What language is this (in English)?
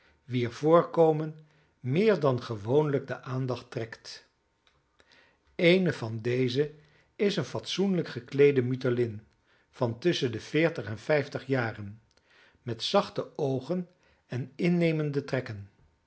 Dutch